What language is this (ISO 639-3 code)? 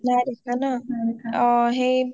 asm